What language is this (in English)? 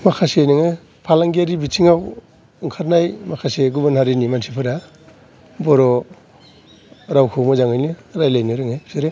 Bodo